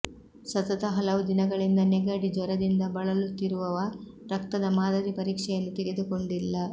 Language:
Kannada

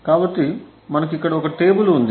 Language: Telugu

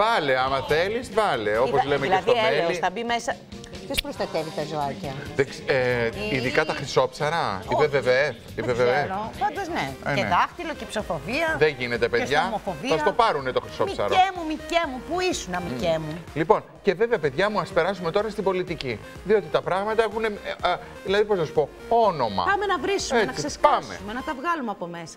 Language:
Greek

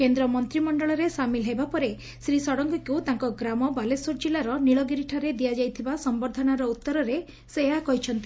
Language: Odia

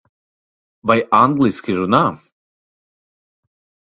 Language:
Latvian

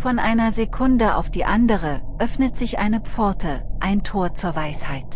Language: German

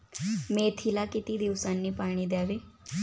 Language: Marathi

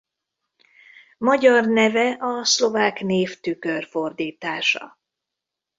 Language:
Hungarian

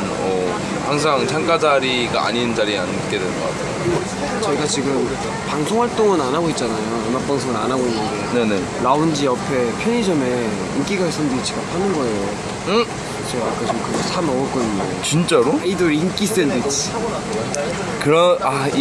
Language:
Korean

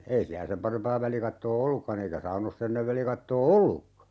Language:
Finnish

